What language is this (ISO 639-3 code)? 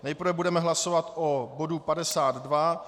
ces